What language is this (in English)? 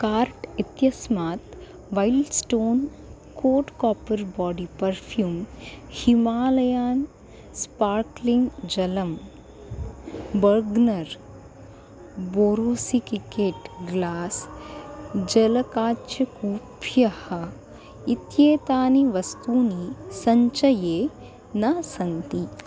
Sanskrit